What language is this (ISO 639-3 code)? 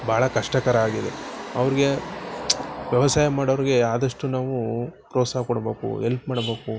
kan